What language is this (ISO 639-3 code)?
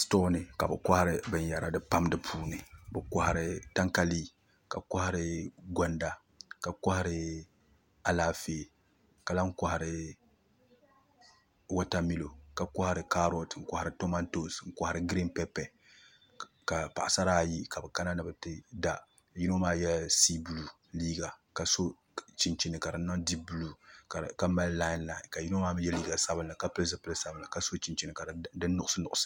dag